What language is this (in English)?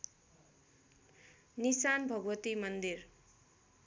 Nepali